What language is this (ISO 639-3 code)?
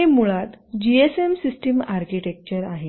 mar